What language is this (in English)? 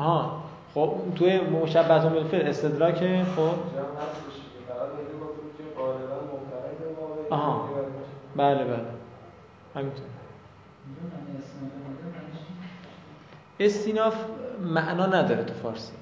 Persian